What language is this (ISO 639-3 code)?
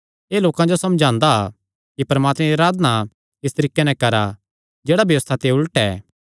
xnr